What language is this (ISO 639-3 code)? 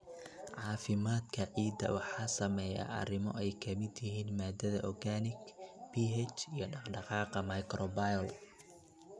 som